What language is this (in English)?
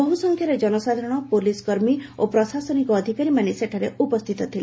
Odia